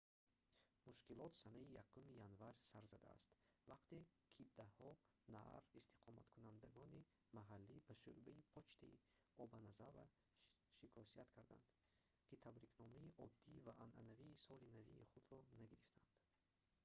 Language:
Tajik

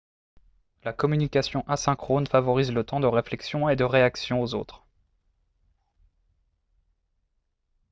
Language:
French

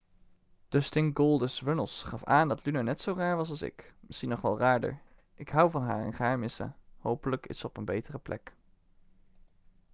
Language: Dutch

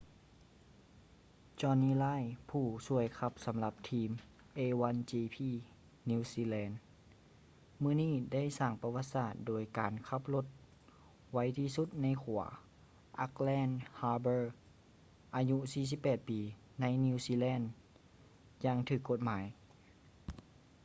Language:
Lao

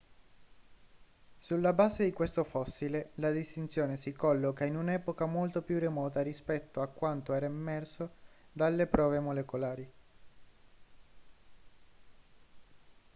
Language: Italian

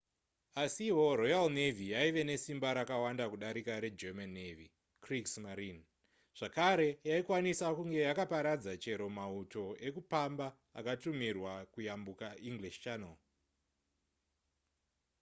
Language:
Shona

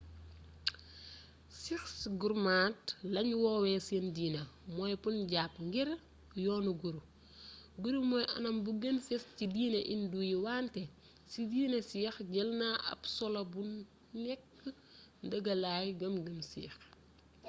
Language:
Wolof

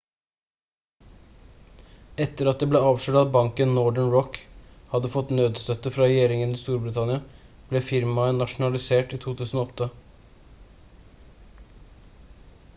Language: Norwegian Bokmål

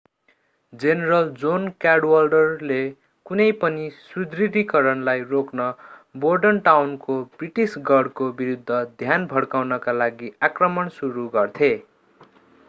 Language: Nepali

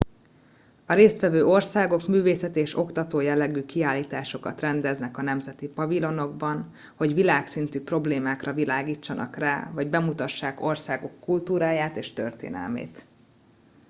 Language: Hungarian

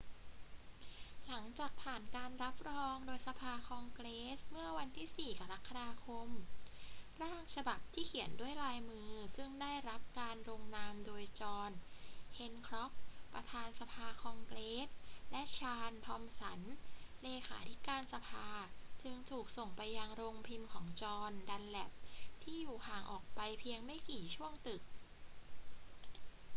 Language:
Thai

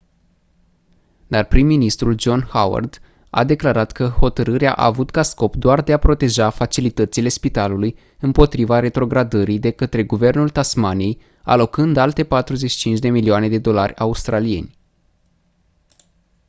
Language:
Romanian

